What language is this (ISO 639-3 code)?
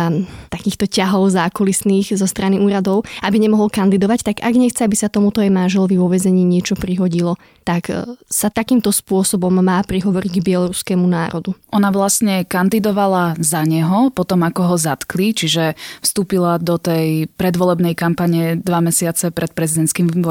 slk